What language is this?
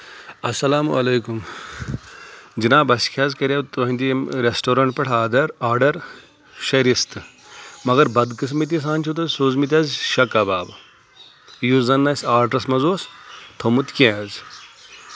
Kashmiri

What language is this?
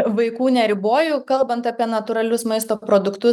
Lithuanian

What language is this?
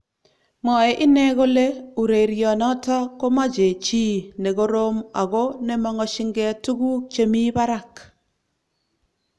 Kalenjin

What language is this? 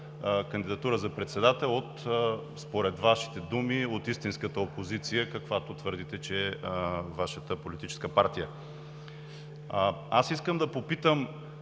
Bulgarian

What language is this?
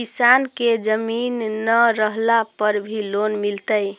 Magahi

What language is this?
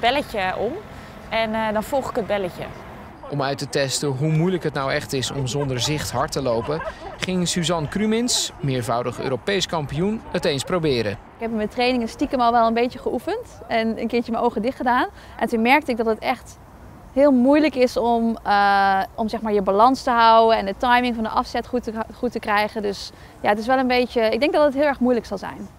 Dutch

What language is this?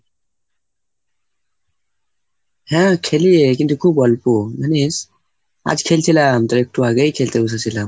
Bangla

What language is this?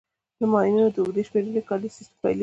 Pashto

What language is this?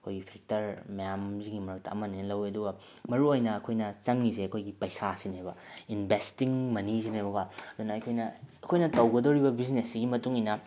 Manipuri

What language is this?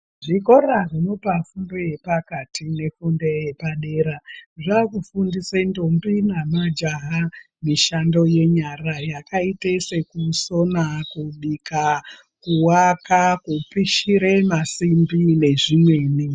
Ndau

